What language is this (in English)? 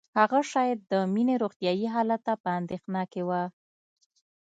Pashto